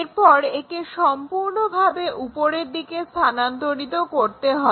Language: Bangla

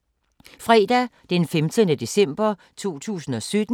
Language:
Danish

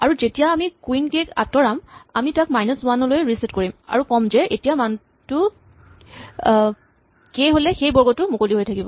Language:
Assamese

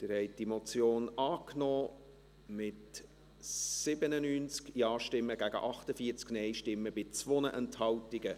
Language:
Swiss German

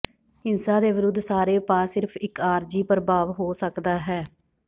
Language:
Punjabi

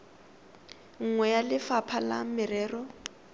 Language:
Tswana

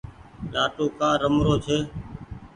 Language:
Goaria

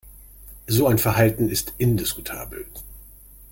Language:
German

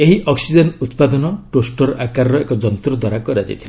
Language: Odia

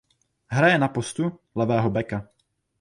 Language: Czech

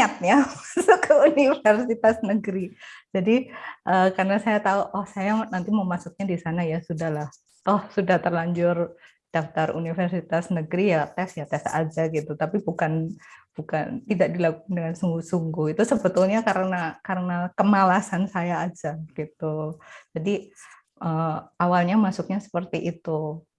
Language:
Indonesian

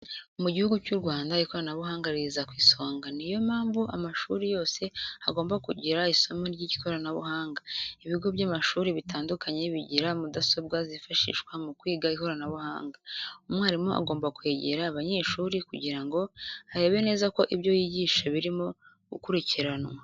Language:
Kinyarwanda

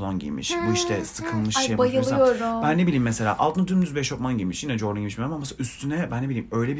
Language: Turkish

